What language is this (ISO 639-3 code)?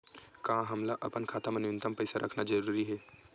hne